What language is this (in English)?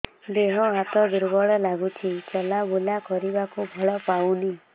Odia